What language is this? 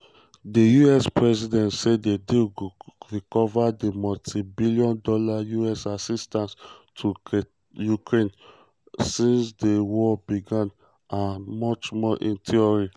Nigerian Pidgin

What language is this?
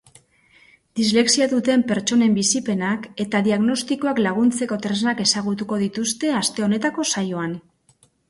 Basque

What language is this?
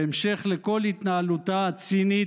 Hebrew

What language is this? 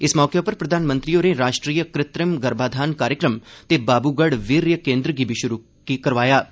Dogri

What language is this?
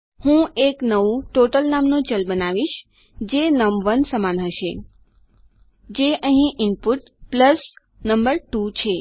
Gujarati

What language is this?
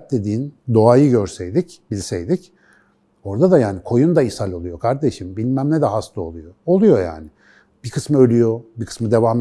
Turkish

